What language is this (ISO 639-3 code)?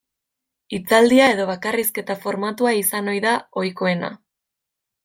eus